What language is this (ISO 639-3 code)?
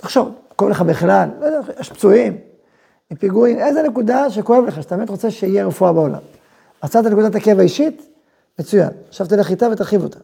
heb